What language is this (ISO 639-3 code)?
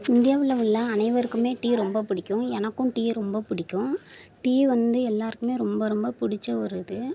tam